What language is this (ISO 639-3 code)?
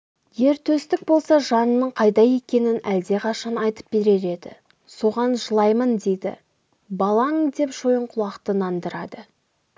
kaz